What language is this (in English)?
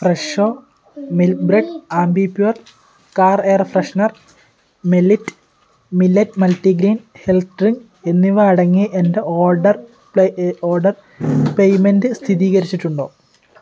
Malayalam